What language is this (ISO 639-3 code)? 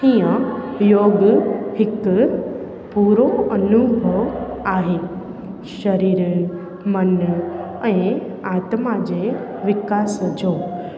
snd